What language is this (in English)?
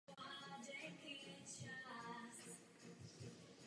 Czech